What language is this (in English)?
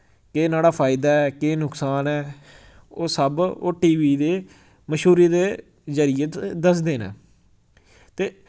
Dogri